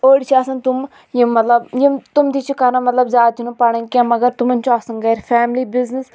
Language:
Kashmiri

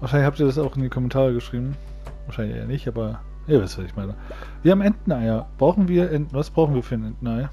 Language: German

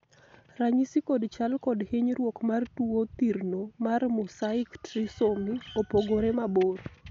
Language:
Luo (Kenya and Tanzania)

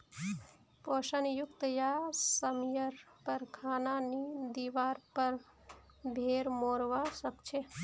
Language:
Magahi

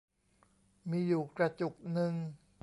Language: Thai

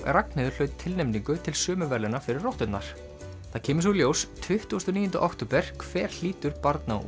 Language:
Icelandic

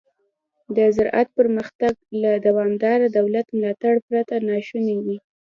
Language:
Pashto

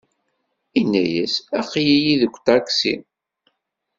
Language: Kabyle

